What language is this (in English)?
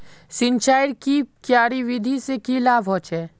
Magahi